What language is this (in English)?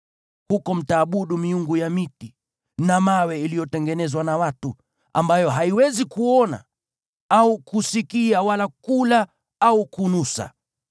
Swahili